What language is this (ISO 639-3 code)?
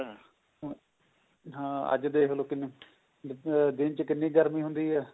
pan